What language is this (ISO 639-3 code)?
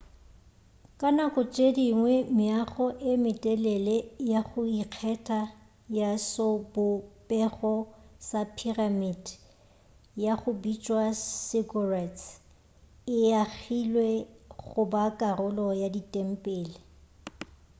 nso